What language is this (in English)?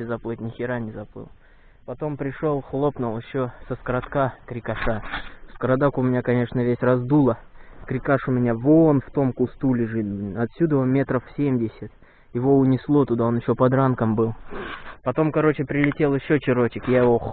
Russian